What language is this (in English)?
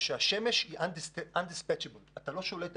Hebrew